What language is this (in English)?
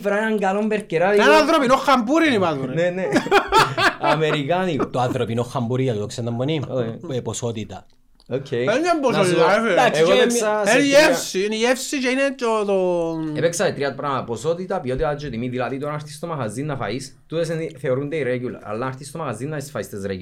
Greek